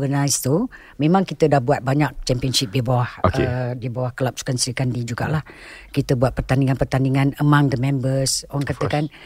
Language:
Malay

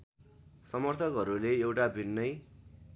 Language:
Nepali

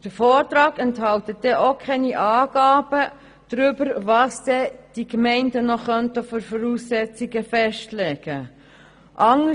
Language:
Swiss German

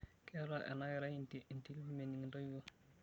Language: Masai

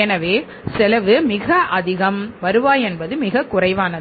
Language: Tamil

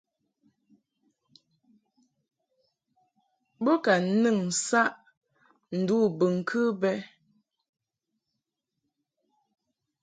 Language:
Mungaka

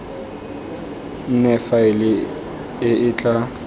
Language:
Tswana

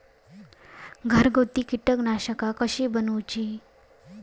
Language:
Marathi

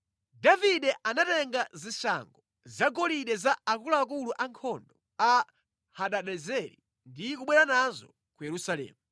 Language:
Nyanja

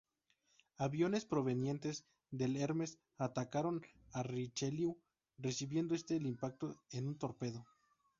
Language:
Spanish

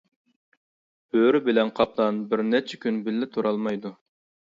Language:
Uyghur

